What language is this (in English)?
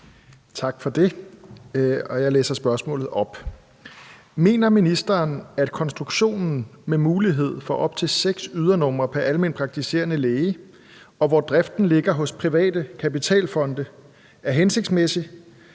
Danish